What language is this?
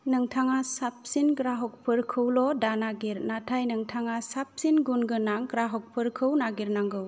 Bodo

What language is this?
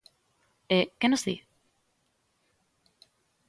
Galician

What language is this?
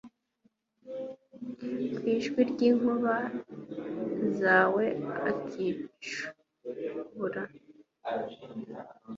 Kinyarwanda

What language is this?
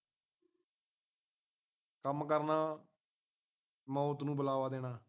Punjabi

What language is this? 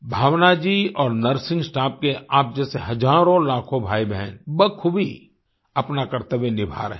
Hindi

